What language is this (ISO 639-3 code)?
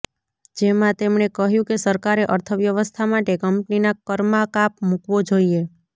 guj